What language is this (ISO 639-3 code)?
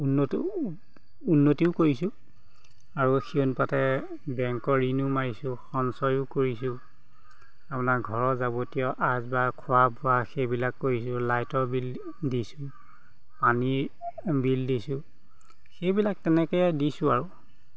asm